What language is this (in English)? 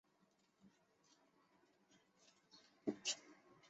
Chinese